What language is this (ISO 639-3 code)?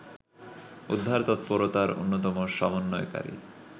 ben